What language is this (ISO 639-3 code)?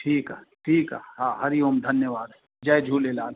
snd